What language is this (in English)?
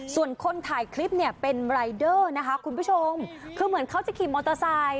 Thai